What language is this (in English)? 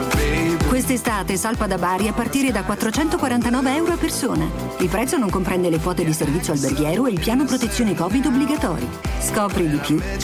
Italian